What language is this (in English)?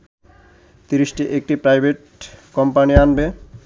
Bangla